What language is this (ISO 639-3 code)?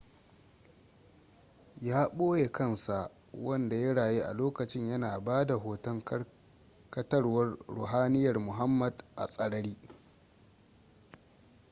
hau